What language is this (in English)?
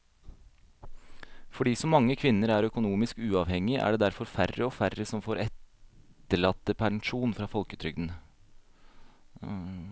Norwegian